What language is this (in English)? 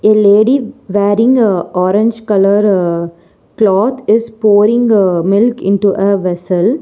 English